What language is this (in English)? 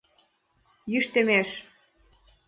Mari